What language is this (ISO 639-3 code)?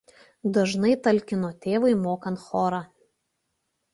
lit